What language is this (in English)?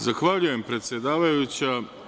Serbian